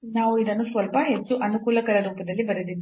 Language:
Kannada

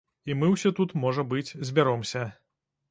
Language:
Belarusian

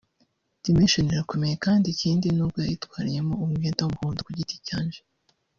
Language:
Kinyarwanda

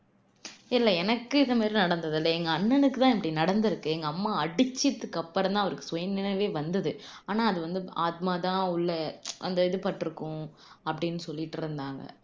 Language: Tamil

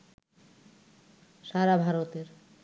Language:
Bangla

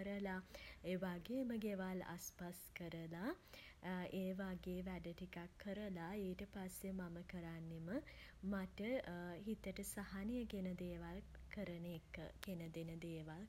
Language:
Sinhala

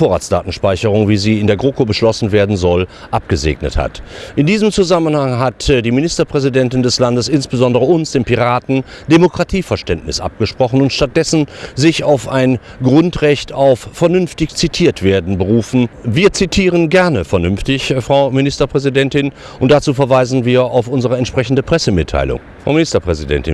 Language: German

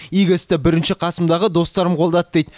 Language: Kazakh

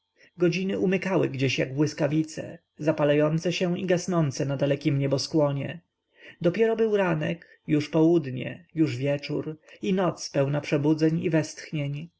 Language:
Polish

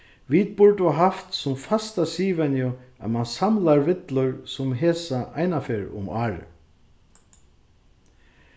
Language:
Faroese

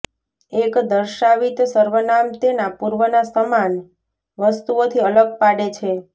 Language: Gujarati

